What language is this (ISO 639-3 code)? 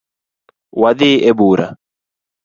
luo